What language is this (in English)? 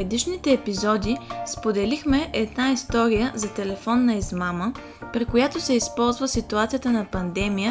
Bulgarian